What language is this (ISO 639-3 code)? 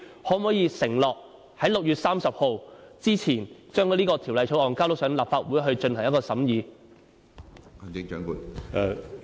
yue